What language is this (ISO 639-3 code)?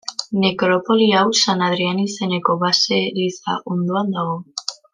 eus